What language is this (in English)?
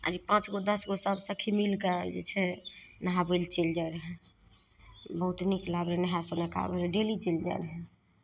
Maithili